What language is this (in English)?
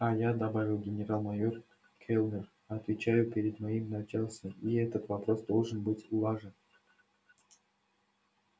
Russian